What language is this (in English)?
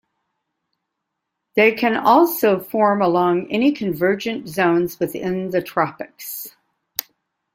English